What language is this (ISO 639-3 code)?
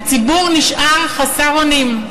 heb